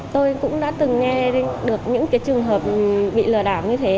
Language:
Vietnamese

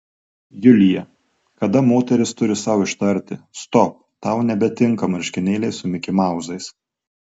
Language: Lithuanian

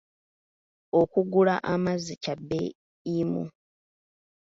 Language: Ganda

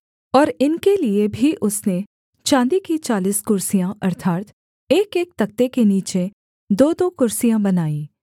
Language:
Hindi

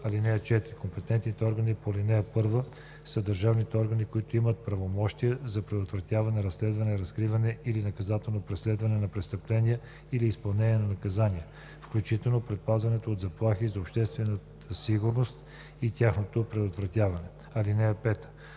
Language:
Bulgarian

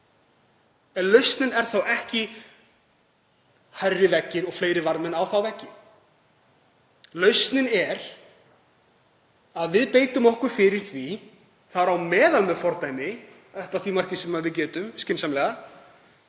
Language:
Icelandic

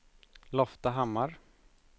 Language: Swedish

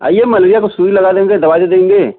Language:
Hindi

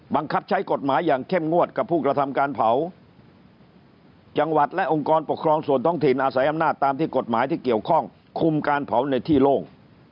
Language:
Thai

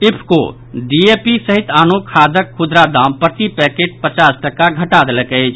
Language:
Maithili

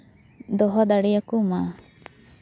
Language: Santali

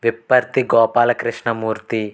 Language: Telugu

